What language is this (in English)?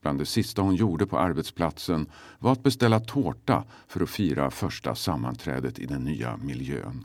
Swedish